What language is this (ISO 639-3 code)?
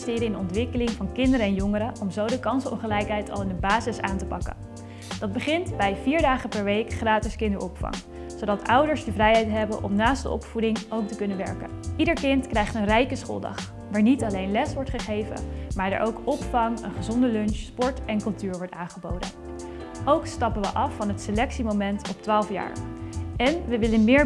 nld